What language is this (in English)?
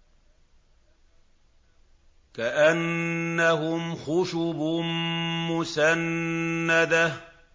Arabic